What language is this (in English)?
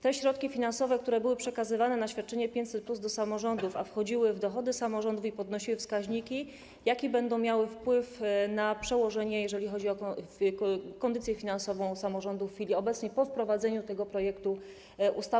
Polish